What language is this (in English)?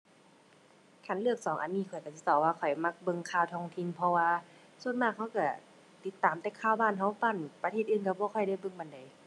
Thai